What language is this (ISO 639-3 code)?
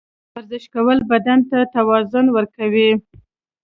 pus